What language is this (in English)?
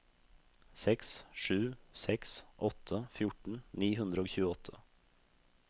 Norwegian